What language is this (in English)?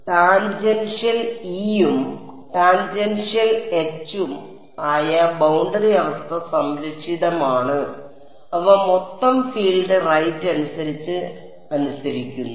Malayalam